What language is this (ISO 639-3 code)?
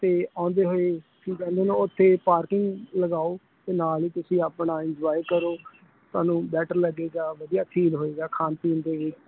pan